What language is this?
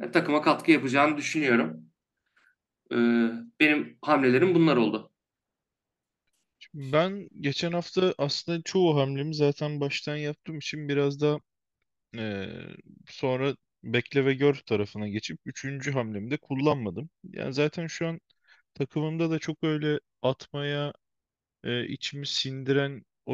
Turkish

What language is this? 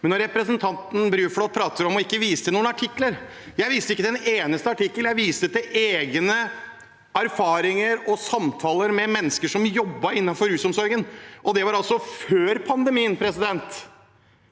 Norwegian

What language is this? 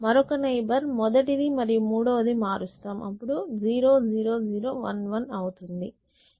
Telugu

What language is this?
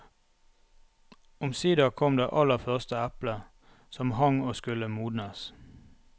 Norwegian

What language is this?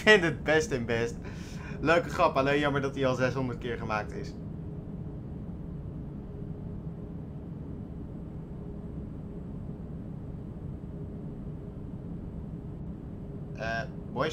Dutch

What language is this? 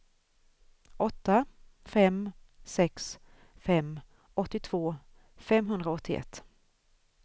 Swedish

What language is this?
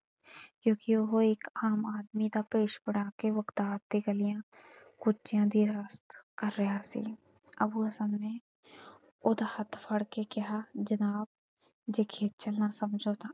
Punjabi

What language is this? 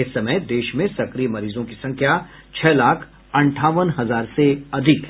Hindi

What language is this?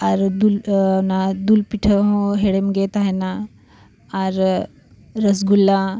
Santali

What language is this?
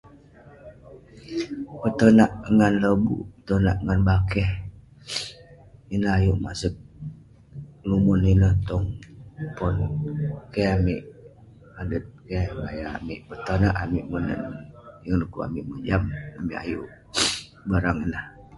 Western Penan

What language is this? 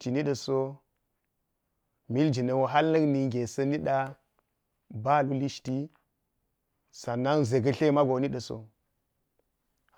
Geji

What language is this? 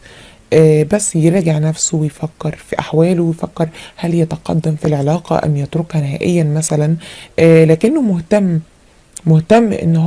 Arabic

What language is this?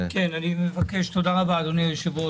Hebrew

